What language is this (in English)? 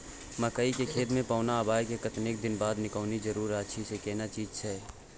Maithili